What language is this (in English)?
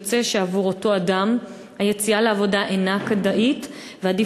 Hebrew